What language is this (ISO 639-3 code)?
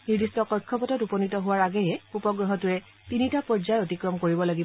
asm